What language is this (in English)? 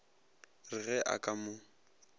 Northern Sotho